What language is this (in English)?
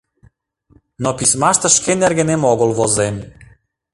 Mari